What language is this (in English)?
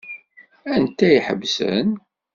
Kabyle